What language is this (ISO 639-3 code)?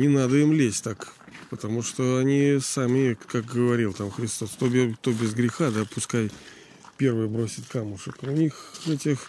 rus